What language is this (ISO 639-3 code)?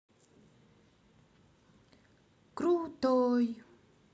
rus